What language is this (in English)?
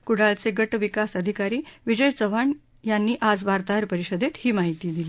Marathi